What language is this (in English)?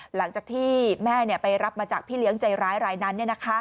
Thai